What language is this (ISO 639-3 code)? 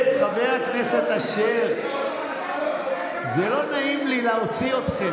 heb